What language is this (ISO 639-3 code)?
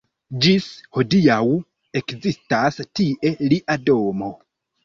epo